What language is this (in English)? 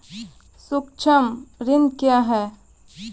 Maithili